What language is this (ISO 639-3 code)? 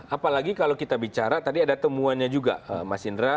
ind